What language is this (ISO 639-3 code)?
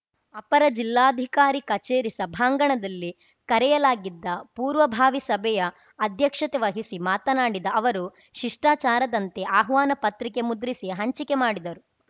kan